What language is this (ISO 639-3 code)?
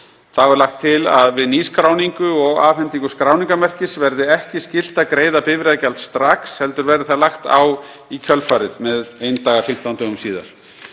isl